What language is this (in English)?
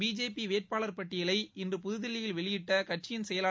Tamil